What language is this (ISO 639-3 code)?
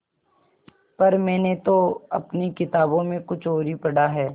hin